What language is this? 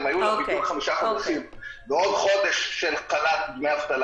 Hebrew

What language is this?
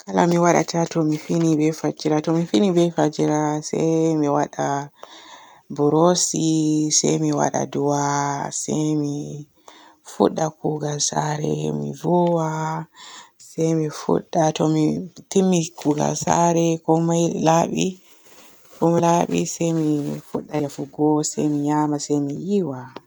Borgu Fulfulde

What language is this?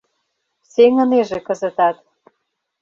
Mari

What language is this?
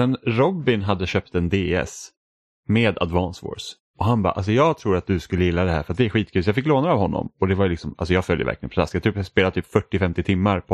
Swedish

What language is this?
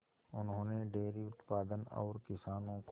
Hindi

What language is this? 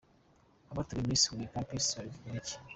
Kinyarwanda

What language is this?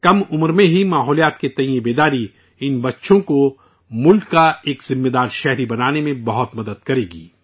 Urdu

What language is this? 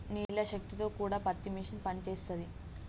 Telugu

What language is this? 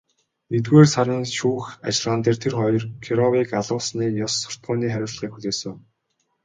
Mongolian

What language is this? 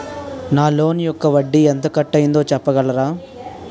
Telugu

